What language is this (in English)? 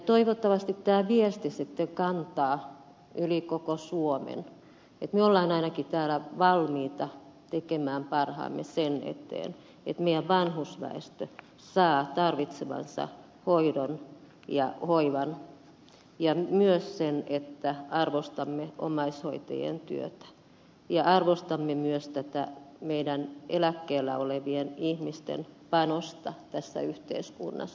Finnish